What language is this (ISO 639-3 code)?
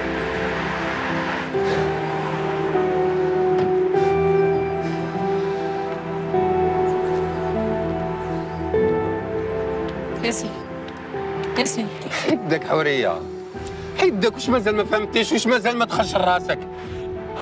ara